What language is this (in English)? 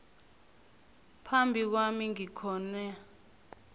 South Ndebele